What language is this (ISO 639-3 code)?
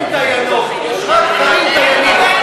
heb